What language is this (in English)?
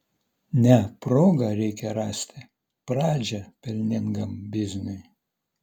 Lithuanian